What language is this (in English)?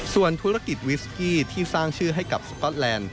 Thai